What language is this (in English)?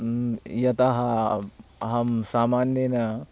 Sanskrit